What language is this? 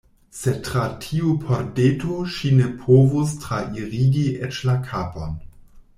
Esperanto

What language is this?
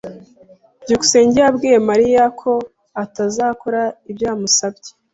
Kinyarwanda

